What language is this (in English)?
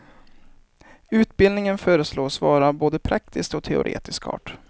Swedish